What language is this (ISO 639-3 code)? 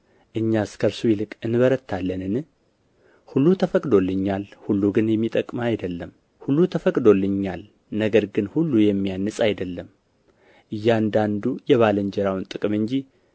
amh